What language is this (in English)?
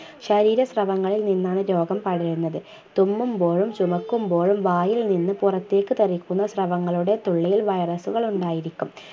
Malayalam